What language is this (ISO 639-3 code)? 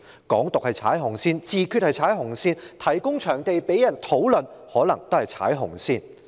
yue